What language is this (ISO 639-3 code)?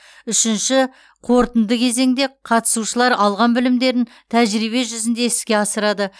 kaz